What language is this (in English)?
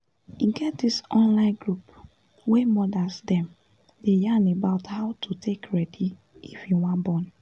Nigerian Pidgin